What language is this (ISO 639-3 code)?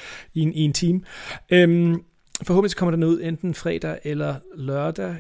dan